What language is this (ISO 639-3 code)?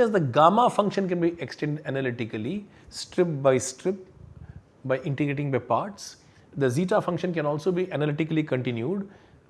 eng